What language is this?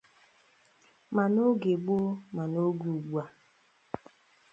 Igbo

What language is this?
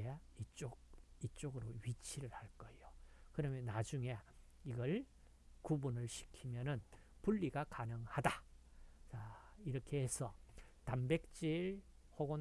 Korean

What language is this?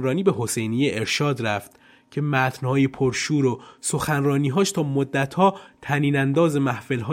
Persian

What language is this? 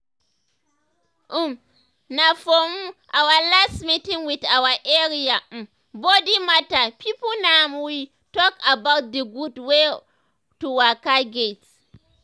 Nigerian Pidgin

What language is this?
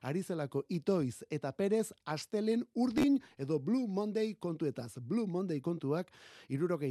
Spanish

